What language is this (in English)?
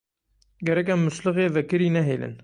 Kurdish